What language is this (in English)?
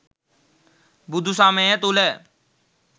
Sinhala